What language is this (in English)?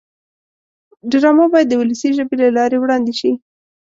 Pashto